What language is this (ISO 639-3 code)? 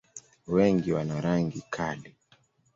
swa